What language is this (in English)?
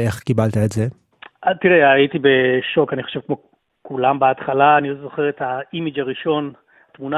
Hebrew